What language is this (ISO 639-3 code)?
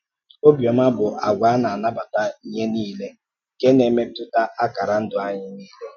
ibo